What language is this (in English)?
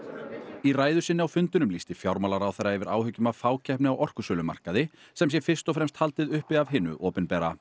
Icelandic